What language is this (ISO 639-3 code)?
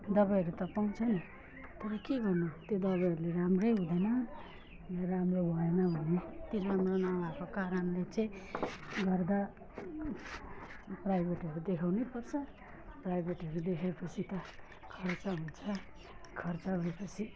nep